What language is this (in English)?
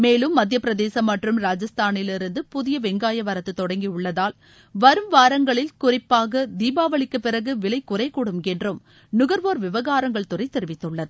Tamil